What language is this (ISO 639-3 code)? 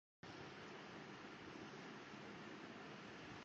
tam